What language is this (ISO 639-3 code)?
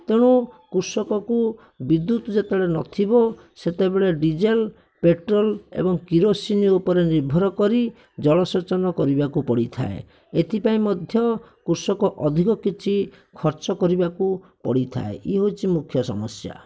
ori